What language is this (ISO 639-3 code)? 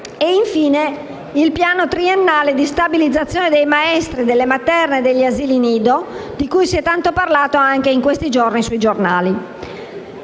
ita